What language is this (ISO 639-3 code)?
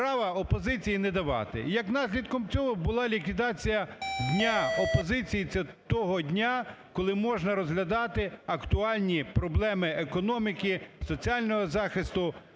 ukr